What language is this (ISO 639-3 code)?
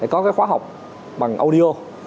vie